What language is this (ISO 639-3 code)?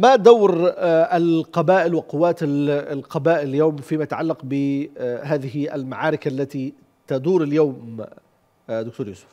ara